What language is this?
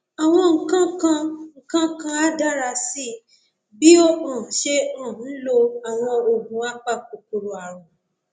Yoruba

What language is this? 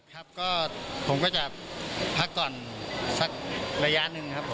Thai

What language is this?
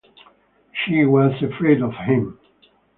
English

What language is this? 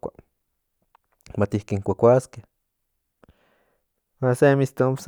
Central Nahuatl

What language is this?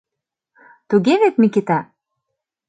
Mari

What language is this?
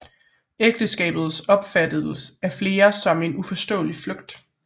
Danish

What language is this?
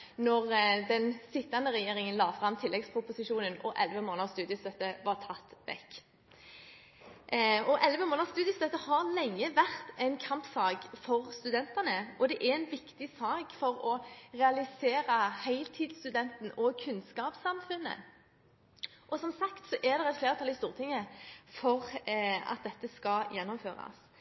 Norwegian Bokmål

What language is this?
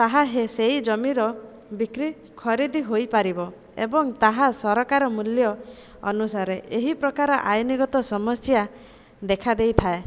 Odia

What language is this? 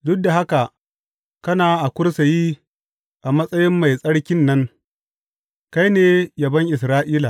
Hausa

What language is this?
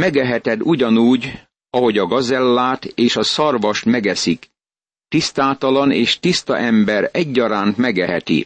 Hungarian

